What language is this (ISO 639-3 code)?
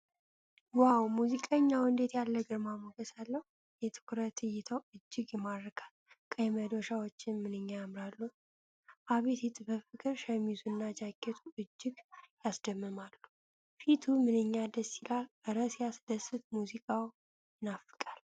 amh